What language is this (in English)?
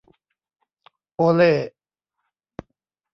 Thai